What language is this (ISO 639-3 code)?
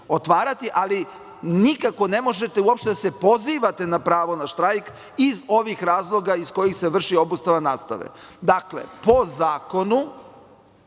srp